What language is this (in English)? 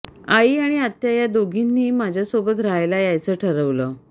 Marathi